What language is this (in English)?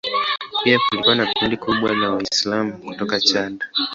Swahili